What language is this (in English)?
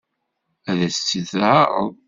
Kabyle